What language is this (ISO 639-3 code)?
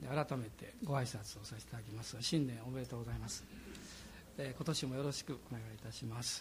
jpn